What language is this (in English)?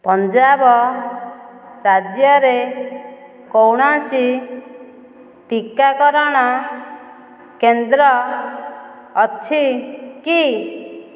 Odia